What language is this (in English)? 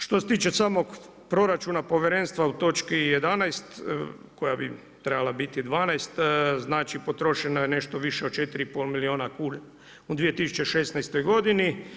Croatian